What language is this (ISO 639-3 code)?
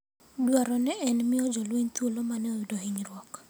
luo